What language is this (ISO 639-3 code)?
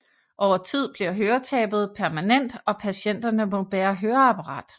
dan